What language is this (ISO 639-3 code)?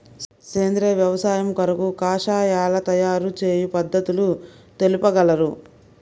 tel